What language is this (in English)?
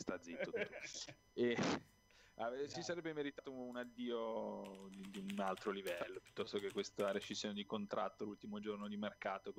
Italian